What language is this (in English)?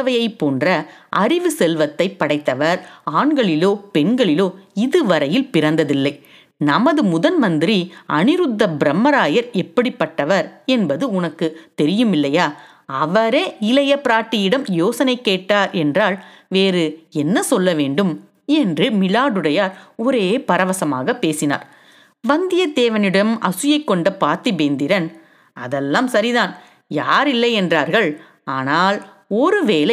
Tamil